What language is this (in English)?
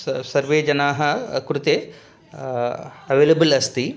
Sanskrit